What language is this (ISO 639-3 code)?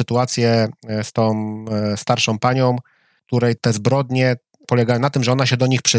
pol